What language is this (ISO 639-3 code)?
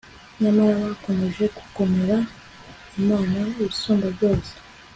kin